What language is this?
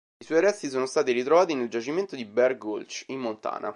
Italian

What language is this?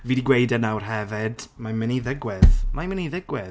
Welsh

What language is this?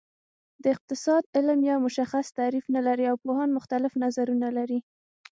Pashto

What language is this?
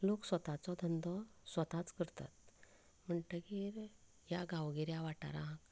Konkani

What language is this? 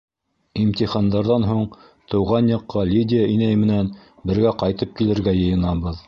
Bashkir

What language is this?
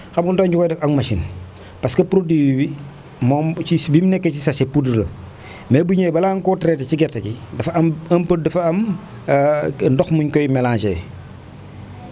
Wolof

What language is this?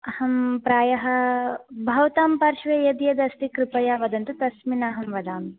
Sanskrit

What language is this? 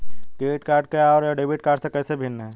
Hindi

